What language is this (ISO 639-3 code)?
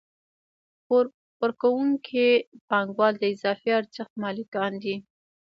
pus